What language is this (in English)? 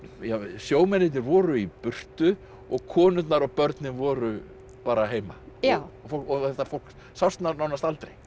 Icelandic